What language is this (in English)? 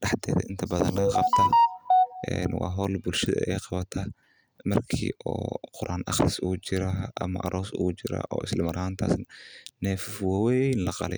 Somali